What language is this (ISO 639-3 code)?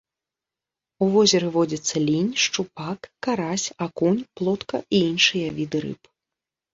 bel